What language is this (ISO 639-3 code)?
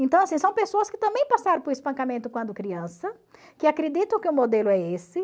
por